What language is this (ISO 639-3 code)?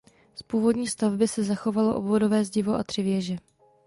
ces